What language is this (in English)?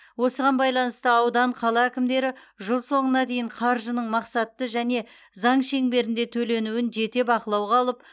Kazakh